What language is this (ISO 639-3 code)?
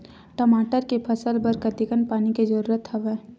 hne